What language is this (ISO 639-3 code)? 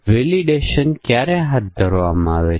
guj